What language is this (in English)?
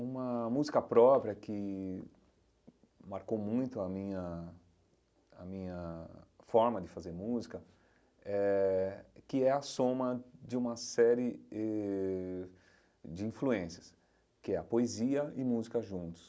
Portuguese